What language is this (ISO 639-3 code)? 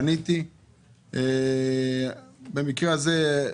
heb